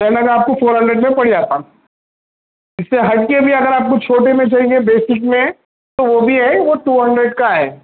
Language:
Urdu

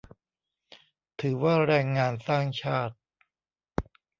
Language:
Thai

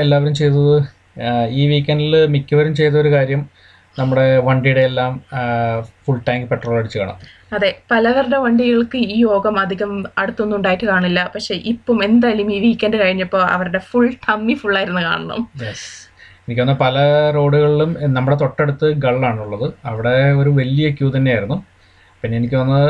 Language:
Malayalam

